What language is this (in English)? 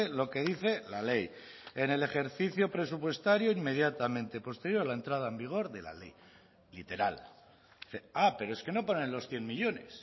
Spanish